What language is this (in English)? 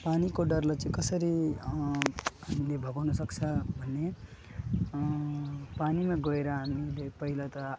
Nepali